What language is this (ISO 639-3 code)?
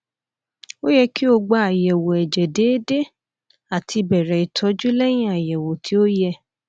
yor